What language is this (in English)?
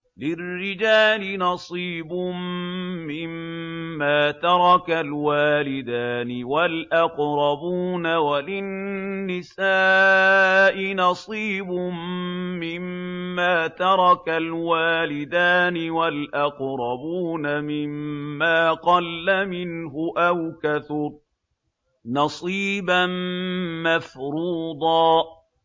Arabic